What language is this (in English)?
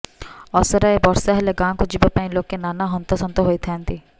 Odia